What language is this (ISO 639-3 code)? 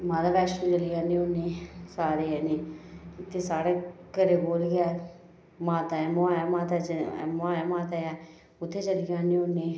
doi